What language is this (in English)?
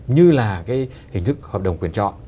Vietnamese